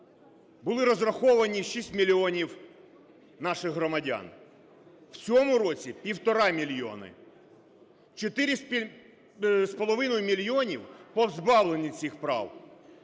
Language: Ukrainian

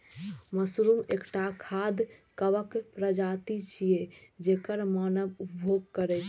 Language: Maithili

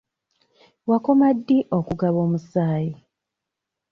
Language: Ganda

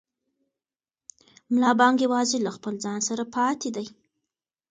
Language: Pashto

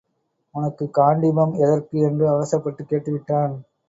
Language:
Tamil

